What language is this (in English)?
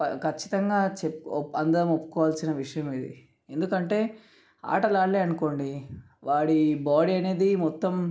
Telugu